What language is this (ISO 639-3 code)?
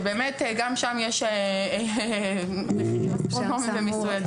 heb